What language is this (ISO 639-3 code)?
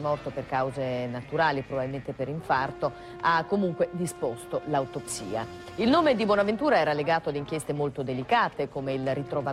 ita